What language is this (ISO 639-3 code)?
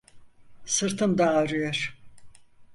tur